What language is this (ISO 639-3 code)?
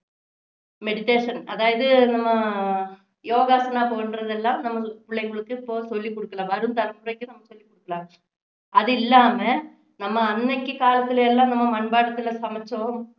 tam